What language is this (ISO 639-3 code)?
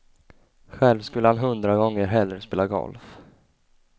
swe